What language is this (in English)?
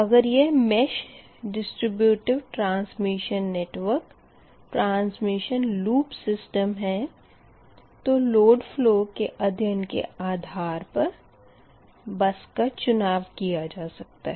Hindi